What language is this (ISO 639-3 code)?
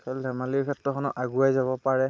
asm